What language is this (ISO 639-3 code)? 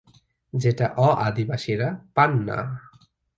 ben